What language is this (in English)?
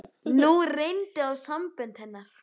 Icelandic